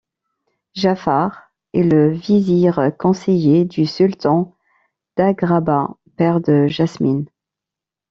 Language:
French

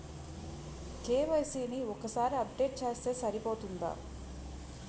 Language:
Telugu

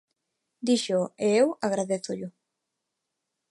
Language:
Galician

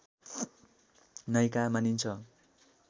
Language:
Nepali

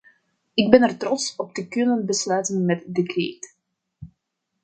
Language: Dutch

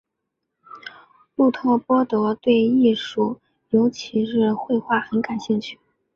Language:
Chinese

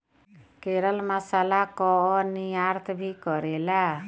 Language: Bhojpuri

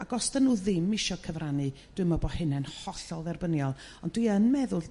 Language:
Welsh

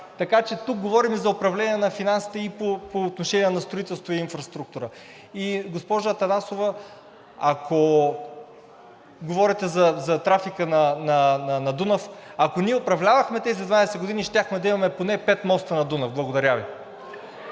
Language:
Bulgarian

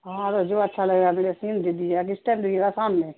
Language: Urdu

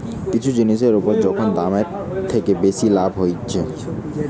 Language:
Bangla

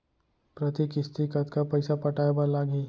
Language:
Chhattisgarhi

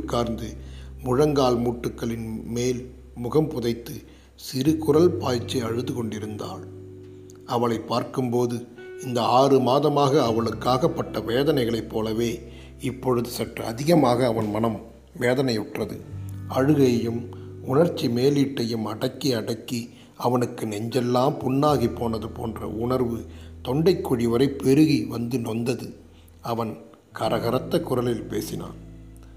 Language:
Tamil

